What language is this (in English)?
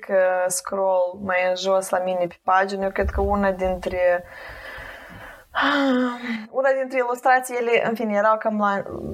Romanian